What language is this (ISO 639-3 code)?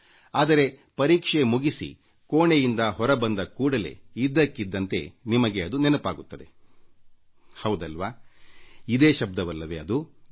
kan